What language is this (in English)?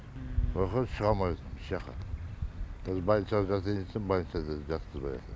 Kazakh